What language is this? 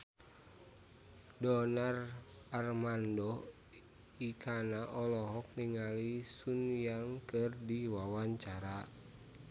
Sundanese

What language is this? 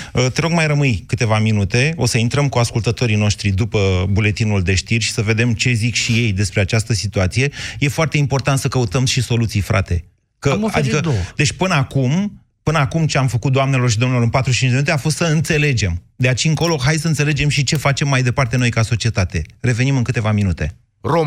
Romanian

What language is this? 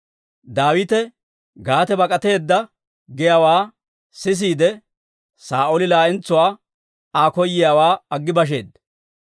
Dawro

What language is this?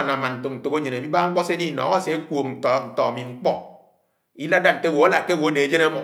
Anaang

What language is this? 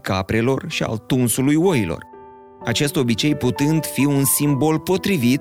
Romanian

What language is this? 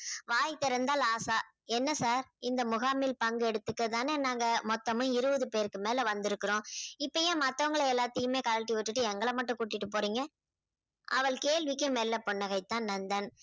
Tamil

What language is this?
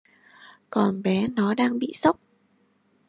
Vietnamese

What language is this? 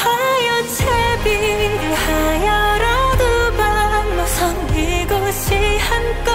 Korean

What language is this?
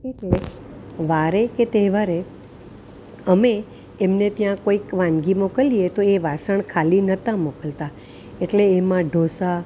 Gujarati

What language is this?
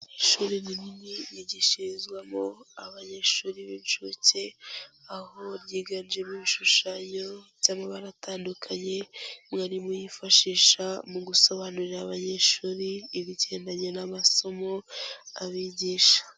Kinyarwanda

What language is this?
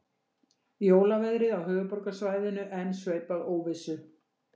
Icelandic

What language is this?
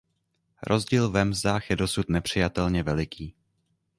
Czech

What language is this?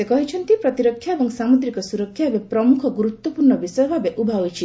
Odia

